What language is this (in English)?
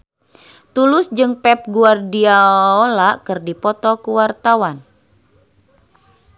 Sundanese